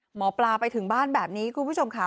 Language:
Thai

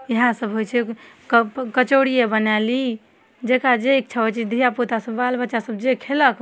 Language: Maithili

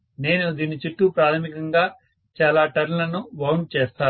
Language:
Telugu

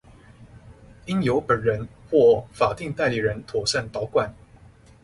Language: Chinese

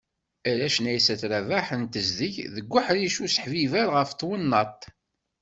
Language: Kabyle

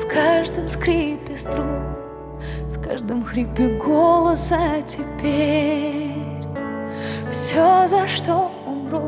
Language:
Ukrainian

